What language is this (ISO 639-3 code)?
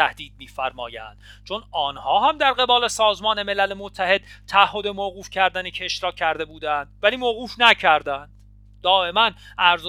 fas